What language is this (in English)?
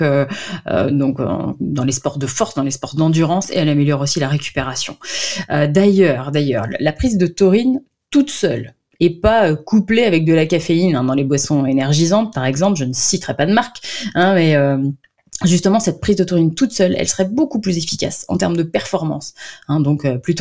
French